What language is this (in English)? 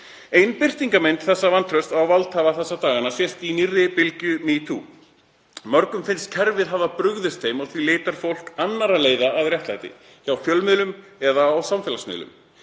Icelandic